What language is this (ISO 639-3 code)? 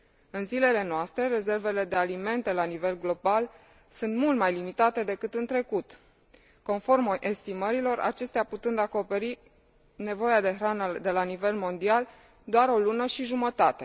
ron